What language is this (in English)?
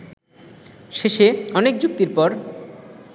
Bangla